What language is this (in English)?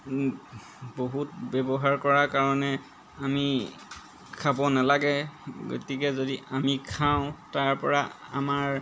Assamese